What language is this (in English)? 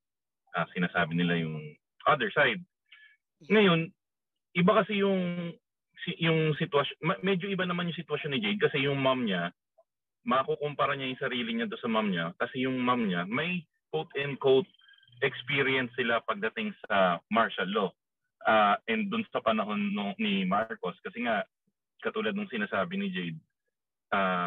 Filipino